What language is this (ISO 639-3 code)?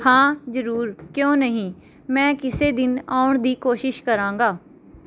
pan